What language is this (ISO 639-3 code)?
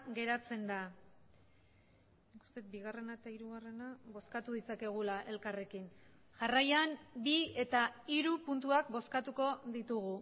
eus